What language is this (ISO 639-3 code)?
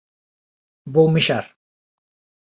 glg